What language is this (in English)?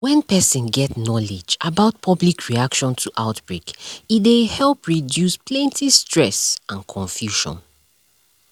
Nigerian Pidgin